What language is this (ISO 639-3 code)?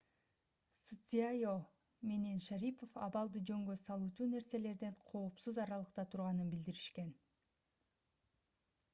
kir